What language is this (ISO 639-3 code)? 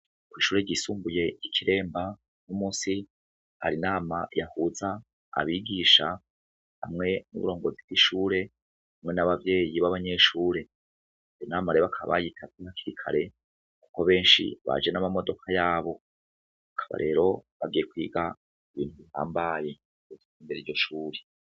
run